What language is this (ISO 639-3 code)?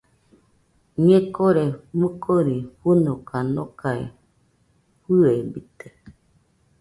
hux